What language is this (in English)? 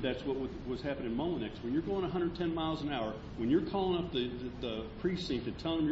English